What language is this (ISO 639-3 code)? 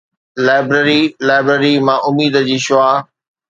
snd